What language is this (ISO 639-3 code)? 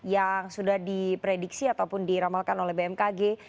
ind